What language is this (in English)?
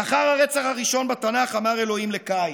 Hebrew